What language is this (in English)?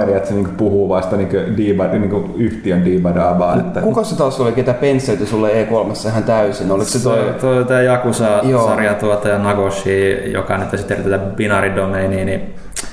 Finnish